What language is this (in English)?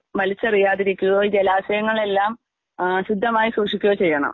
Malayalam